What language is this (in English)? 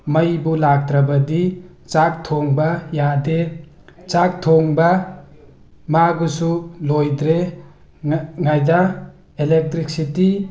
Manipuri